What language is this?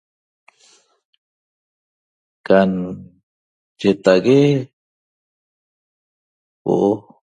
Toba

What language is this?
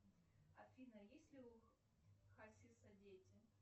Russian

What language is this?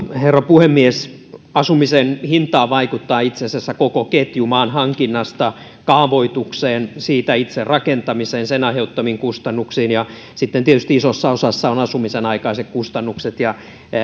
Finnish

